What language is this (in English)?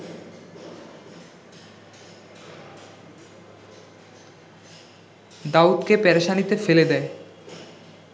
Bangla